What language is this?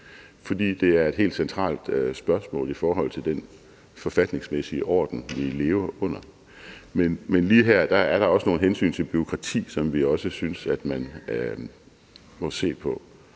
Danish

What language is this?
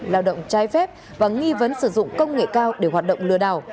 Vietnamese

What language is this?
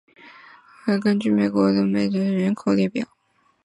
Chinese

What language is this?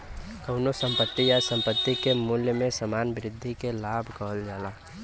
Bhojpuri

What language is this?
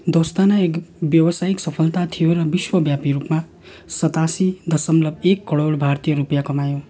Nepali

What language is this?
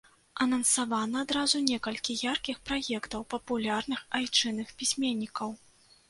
Belarusian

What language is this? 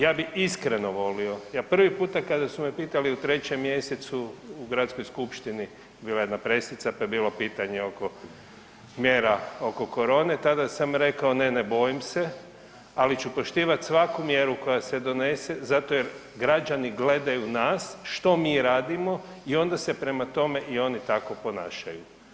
Croatian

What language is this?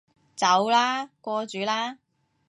Cantonese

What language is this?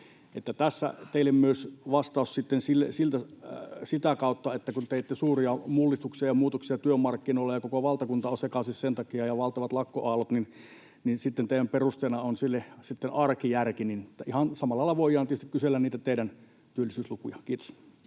Finnish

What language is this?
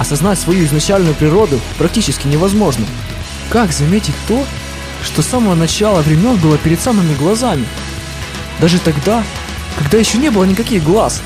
Russian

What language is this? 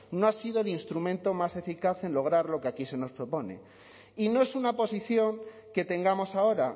Spanish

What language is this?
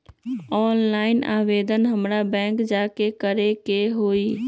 Magahi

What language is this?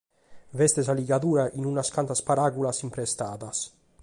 Sardinian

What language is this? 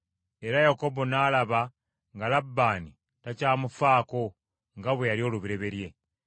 Ganda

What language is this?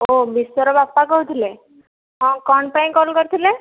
Odia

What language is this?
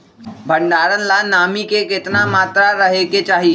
Magahi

